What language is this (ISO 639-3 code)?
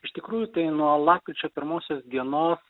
lit